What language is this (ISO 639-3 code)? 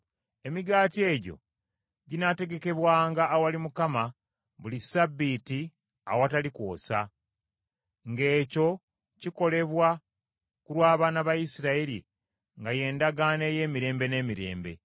lug